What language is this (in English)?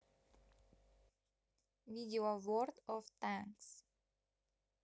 Russian